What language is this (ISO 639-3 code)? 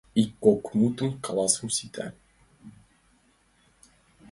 chm